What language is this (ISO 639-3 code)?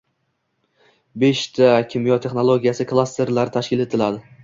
uzb